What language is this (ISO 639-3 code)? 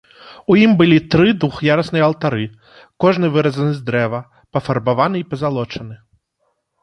bel